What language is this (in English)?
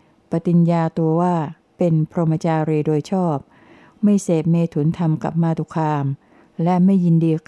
Thai